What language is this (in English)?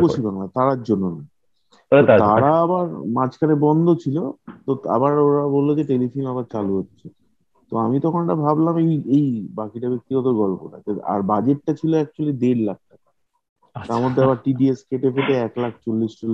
Bangla